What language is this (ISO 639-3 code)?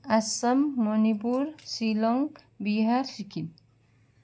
nep